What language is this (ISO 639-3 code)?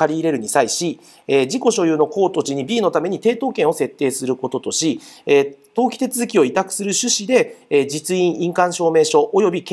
jpn